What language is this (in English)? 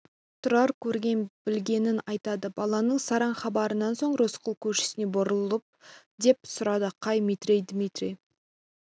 Kazakh